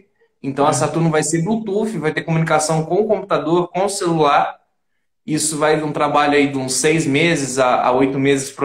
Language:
Portuguese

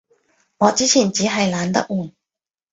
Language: Cantonese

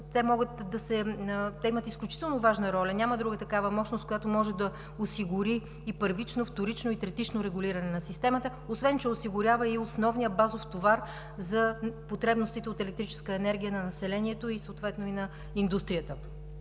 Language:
Bulgarian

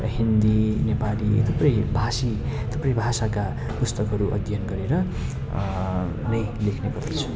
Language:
Nepali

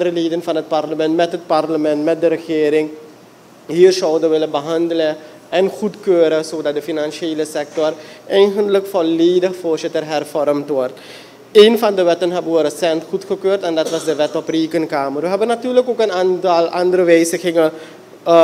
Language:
Dutch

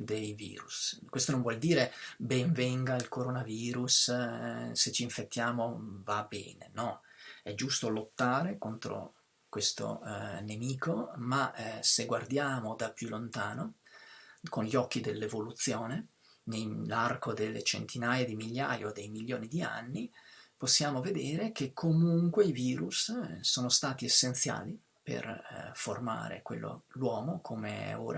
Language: Italian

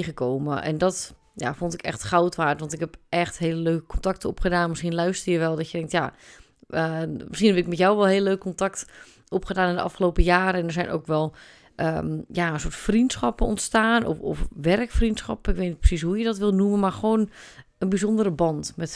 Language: Dutch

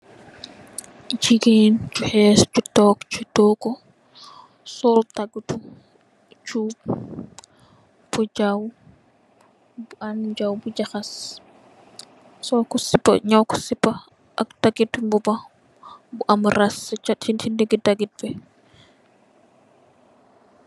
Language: Wolof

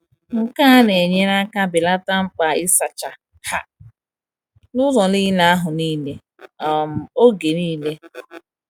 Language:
Igbo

